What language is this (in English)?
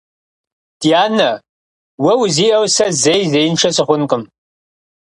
Kabardian